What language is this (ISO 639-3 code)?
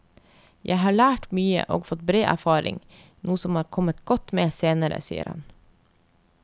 nor